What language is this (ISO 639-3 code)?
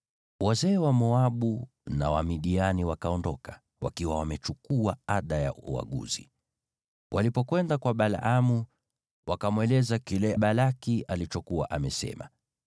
swa